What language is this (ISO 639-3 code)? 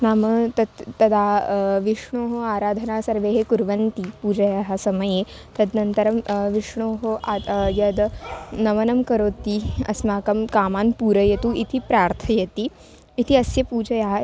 san